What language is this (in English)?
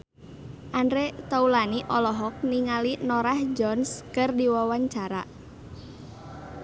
Sundanese